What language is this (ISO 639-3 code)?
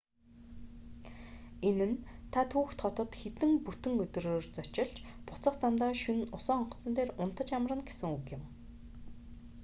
mon